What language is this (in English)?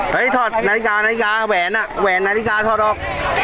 Thai